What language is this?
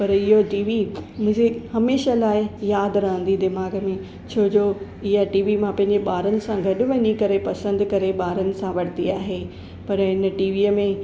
Sindhi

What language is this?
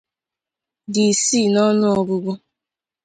Igbo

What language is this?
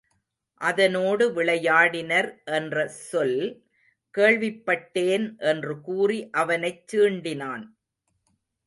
Tamil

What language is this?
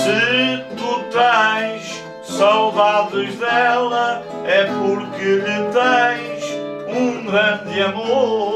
Portuguese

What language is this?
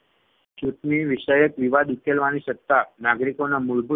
Gujarati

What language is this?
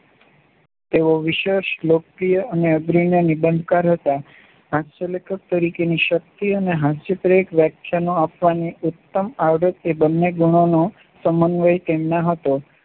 Gujarati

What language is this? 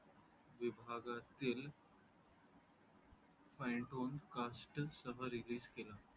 Marathi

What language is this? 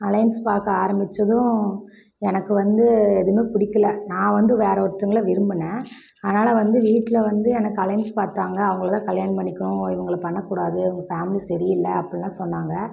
Tamil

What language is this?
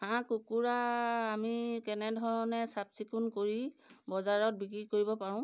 Assamese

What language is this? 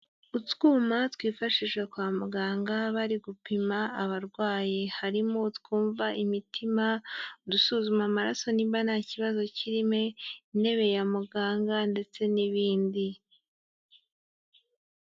Kinyarwanda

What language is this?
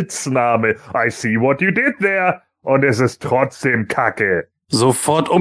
German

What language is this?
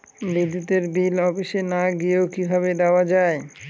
Bangla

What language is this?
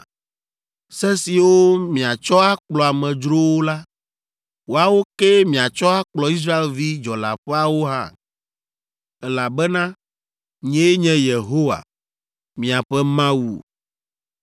Ewe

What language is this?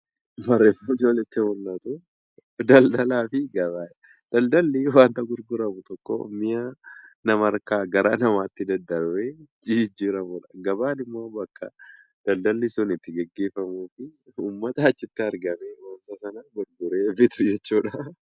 Oromo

